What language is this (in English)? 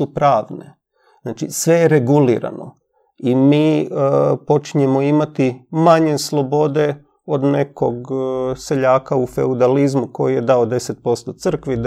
Croatian